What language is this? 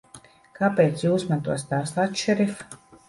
Latvian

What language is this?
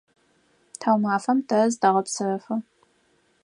Adyghe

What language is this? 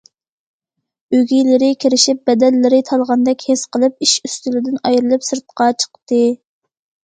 Uyghur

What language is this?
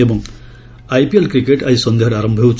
Odia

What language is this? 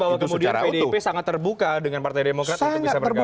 Indonesian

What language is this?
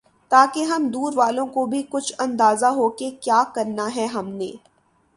Urdu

